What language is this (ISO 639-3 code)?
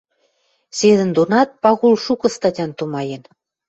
mrj